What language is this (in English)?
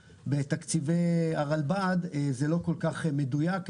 Hebrew